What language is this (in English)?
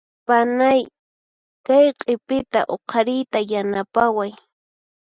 Puno Quechua